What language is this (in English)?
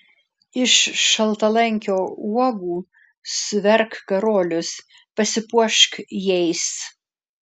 Lithuanian